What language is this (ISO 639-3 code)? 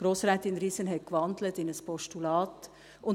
gsw